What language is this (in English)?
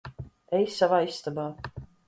Latvian